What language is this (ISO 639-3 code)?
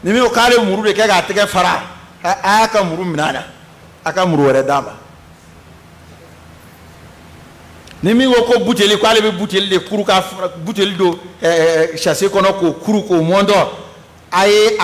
ara